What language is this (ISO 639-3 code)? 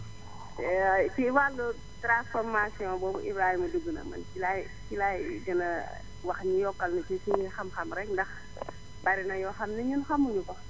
wol